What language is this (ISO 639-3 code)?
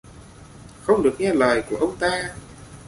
vie